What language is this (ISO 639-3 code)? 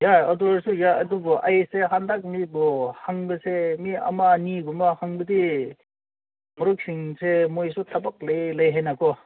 mni